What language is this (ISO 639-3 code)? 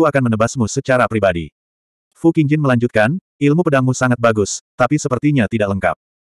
ind